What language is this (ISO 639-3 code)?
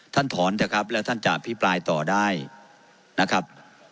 tha